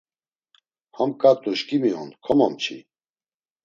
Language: Laz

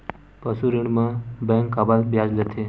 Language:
Chhattisgarhi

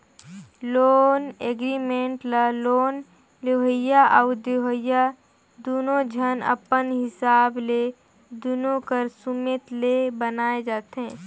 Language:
Chhattisgarhi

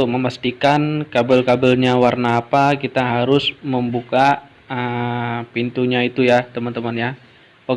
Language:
Indonesian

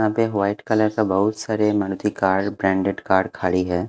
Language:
Hindi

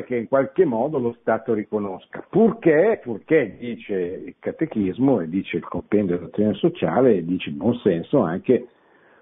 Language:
Italian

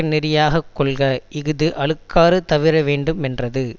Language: Tamil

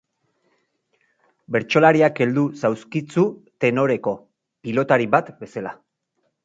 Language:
Basque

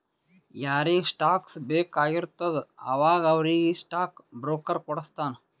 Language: Kannada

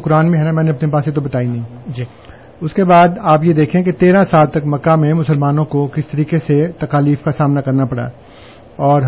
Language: Urdu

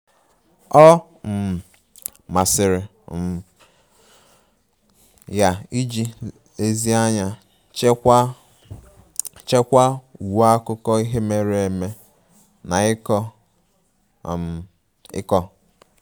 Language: Igbo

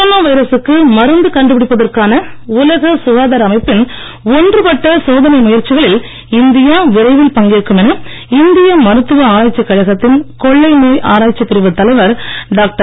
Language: Tamil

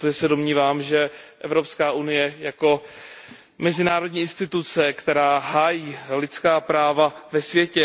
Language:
Czech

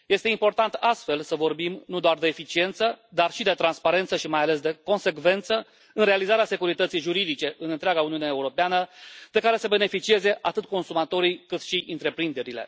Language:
Romanian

